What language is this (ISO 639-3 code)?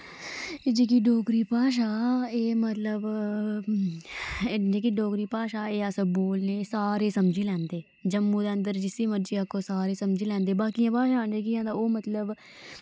doi